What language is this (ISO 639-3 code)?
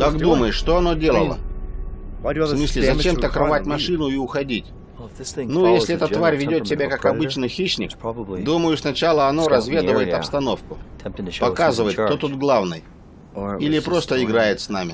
rus